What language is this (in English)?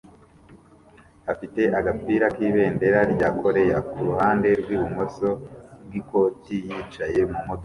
Kinyarwanda